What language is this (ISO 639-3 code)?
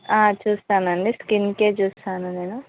tel